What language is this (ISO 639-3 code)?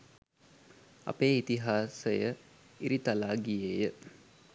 sin